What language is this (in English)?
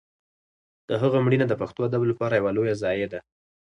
Pashto